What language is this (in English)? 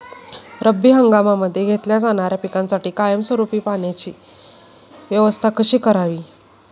Marathi